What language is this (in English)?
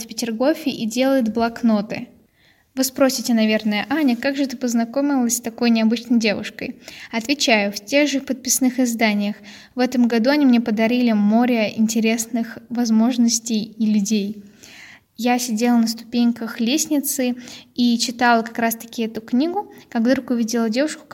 Russian